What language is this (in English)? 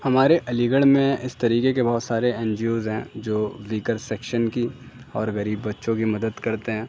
Urdu